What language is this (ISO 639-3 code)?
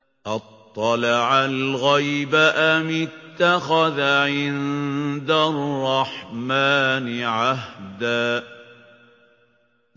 ara